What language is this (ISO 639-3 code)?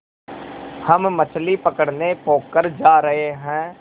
hin